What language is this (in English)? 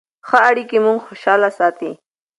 Pashto